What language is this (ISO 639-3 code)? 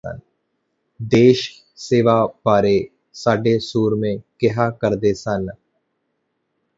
pan